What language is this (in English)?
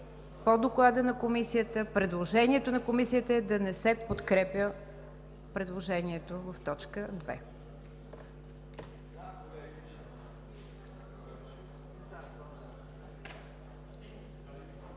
Bulgarian